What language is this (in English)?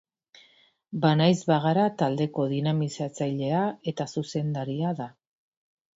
Basque